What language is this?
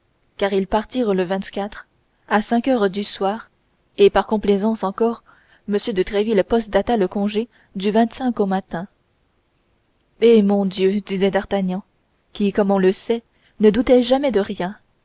French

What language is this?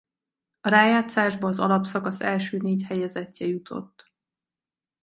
Hungarian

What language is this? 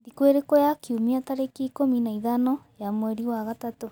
Kikuyu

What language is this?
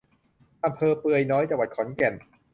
Thai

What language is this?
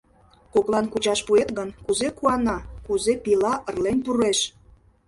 Mari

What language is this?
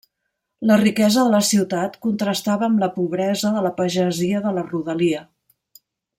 Catalan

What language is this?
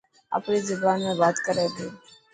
Dhatki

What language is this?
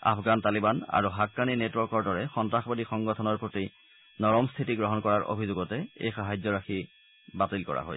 Assamese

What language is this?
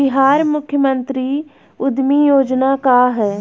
Bhojpuri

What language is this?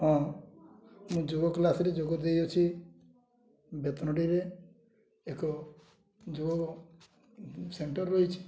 Odia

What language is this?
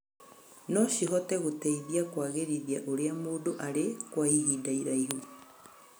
Kikuyu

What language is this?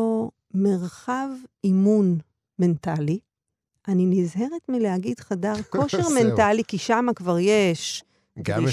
Hebrew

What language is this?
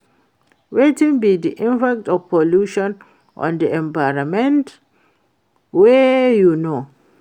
Nigerian Pidgin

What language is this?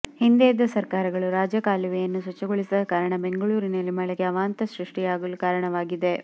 Kannada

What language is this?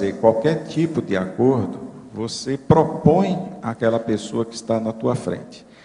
Portuguese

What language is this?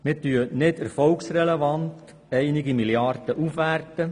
Swiss German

